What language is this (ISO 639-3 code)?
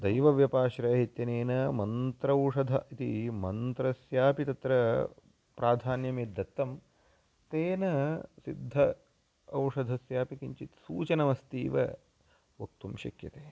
san